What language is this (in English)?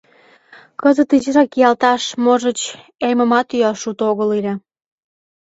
Mari